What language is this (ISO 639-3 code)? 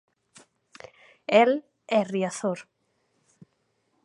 glg